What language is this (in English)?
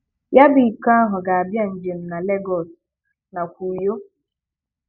Igbo